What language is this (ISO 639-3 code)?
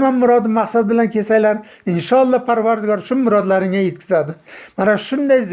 tur